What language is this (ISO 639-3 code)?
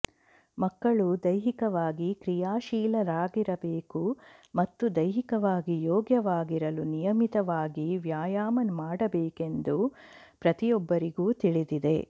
kan